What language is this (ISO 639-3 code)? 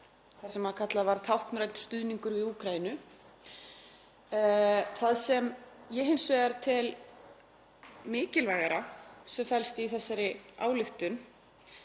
isl